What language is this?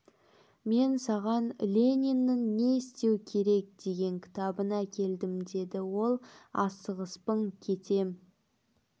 Kazakh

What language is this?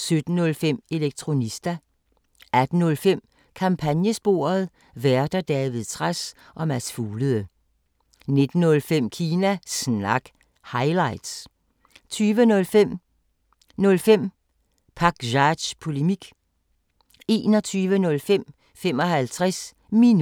Danish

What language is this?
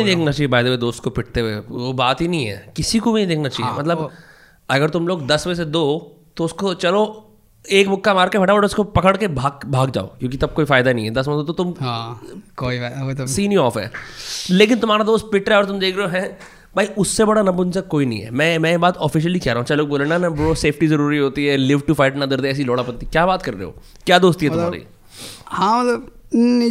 Hindi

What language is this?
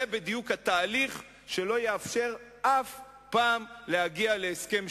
Hebrew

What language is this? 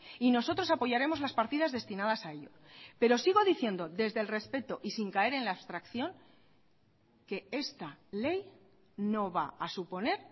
Spanish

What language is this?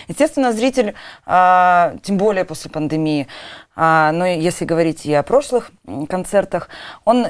Russian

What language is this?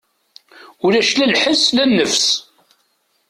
Kabyle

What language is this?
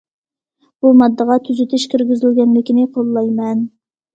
Uyghur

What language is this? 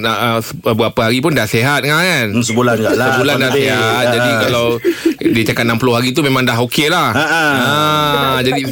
Malay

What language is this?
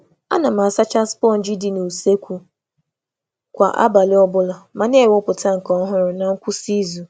Igbo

